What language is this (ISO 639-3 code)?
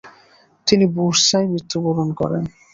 ben